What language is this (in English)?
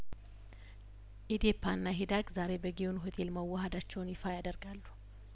Amharic